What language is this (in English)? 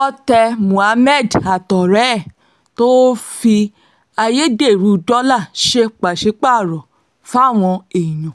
Yoruba